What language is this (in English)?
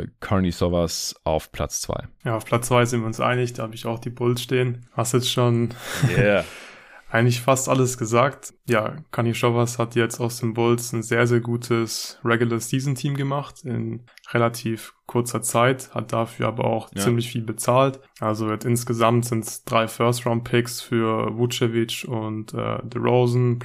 German